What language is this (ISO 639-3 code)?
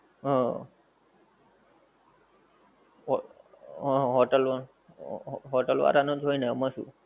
guj